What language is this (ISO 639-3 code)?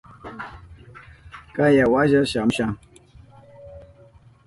qup